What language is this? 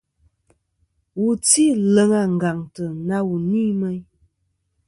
Kom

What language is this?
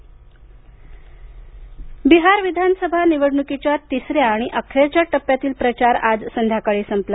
Marathi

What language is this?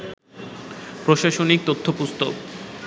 Bangla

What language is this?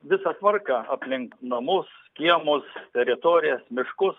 Lithuanian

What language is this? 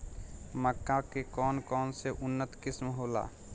Bhojpuri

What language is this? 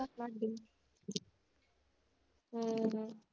Punjabi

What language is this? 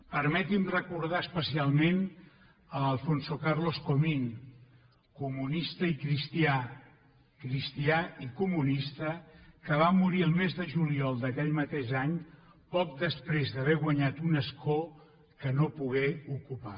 Catalan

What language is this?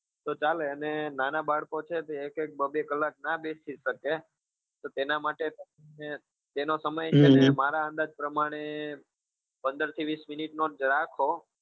Gujarati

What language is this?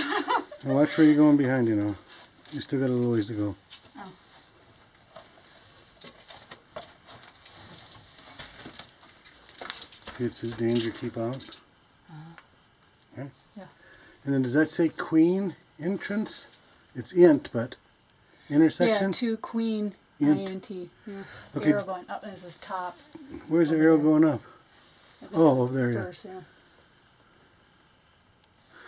English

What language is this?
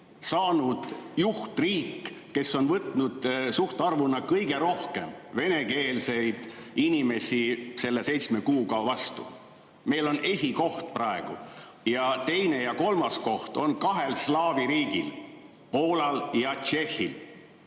Estonian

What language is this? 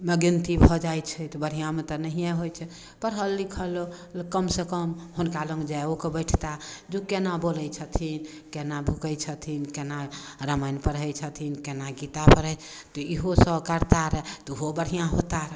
Maithili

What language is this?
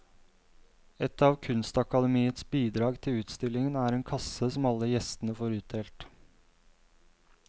Norwegian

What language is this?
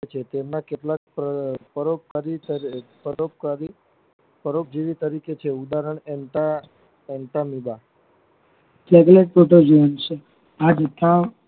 Gujarati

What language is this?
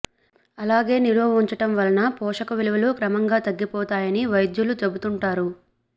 Telugu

